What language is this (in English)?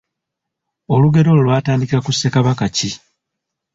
Ganda